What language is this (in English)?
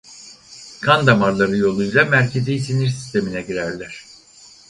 Turkish